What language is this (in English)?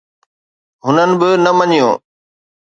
Sindhi